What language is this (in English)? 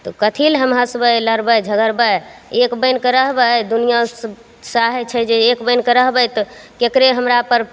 Maithili